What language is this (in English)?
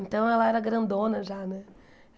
Portuguese